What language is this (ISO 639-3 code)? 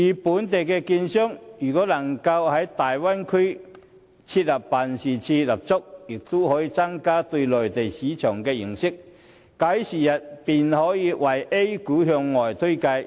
yue